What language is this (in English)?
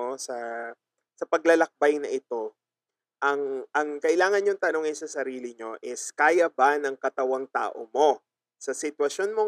Filipino